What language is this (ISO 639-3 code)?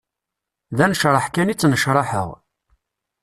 kab